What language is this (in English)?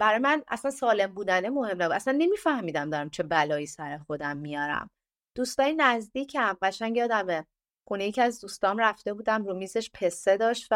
Persian